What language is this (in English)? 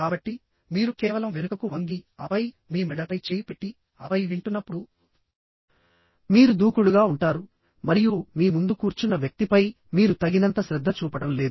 Telugu